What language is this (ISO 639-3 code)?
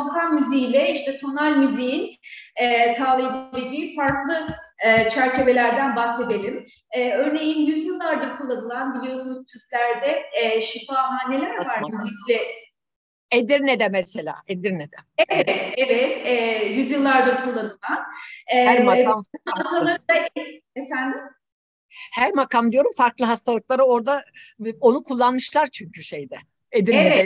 tur